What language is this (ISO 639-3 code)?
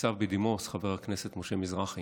heb